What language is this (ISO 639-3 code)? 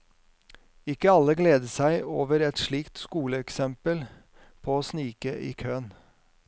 nor